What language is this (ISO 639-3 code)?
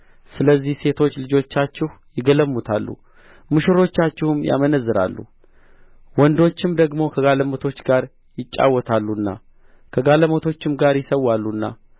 amh